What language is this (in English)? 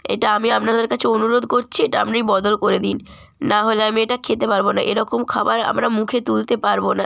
Bangla